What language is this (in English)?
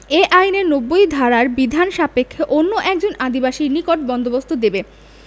Bangla